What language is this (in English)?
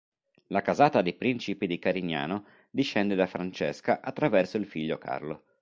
Italian